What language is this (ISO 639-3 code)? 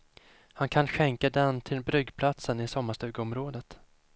swe